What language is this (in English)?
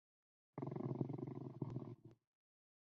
Chinese